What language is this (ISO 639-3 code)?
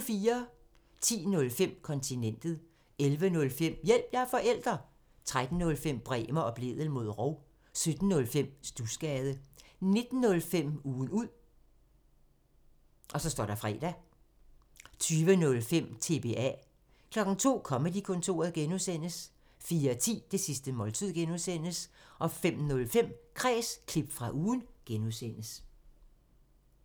dan